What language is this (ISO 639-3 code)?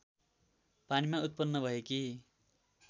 nep